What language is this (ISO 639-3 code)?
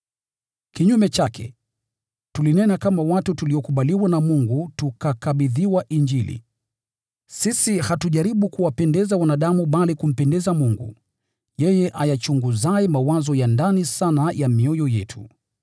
swa